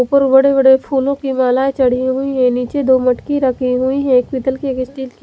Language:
Hindi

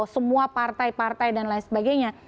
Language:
Indonesian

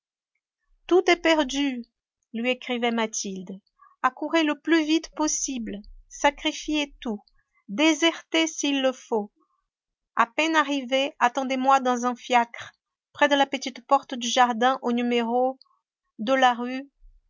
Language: French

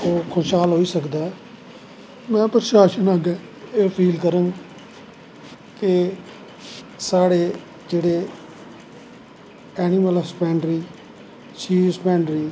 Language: Dogri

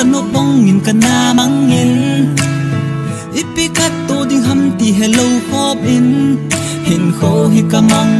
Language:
Thai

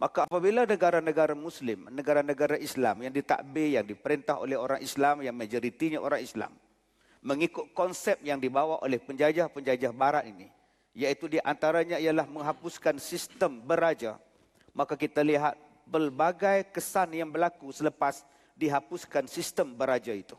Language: Malay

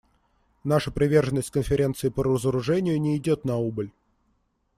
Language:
Russian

